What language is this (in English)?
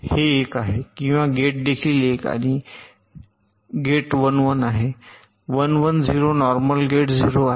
Marathi